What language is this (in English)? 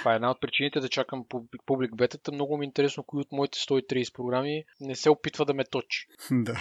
Bulgarian